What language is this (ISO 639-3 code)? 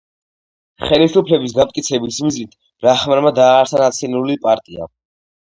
kat